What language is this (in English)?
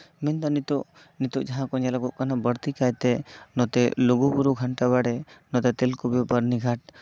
Santali